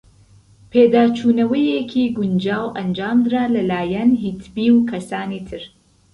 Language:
Central Kurdish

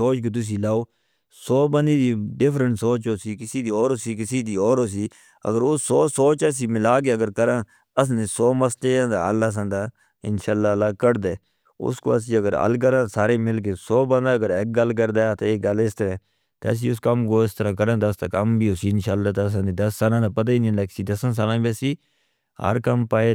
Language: Northern Hindko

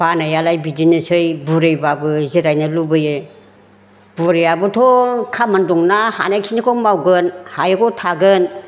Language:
Bodo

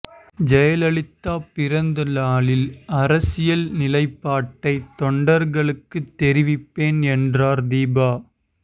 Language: Tamil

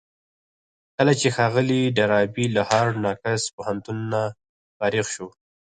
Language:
Pashto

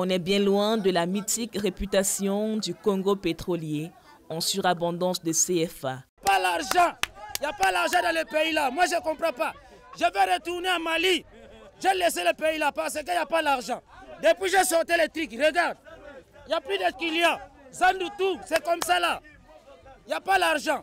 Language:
French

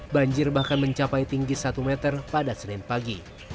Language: Indonesian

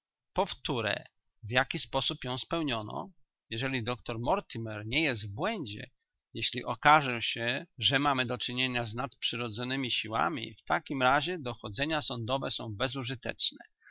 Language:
Polish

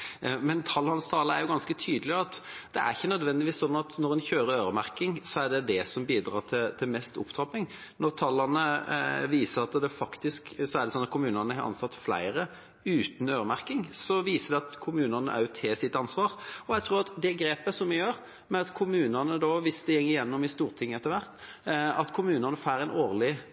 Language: Norwegian Bokmål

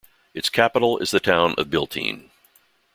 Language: English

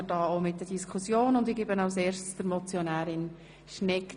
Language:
Swiss German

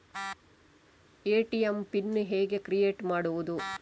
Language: Kannada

